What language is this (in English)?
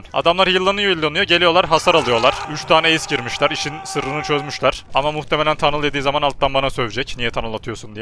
Turkish